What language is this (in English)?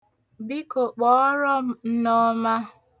Igbo